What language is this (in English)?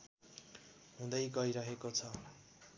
Nepali